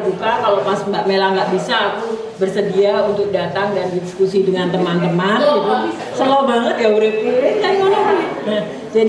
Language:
Indonesian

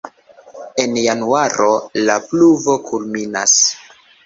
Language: Esperanto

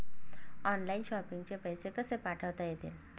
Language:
Marathi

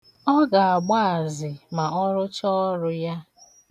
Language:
Igbo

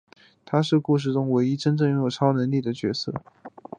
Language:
Chinese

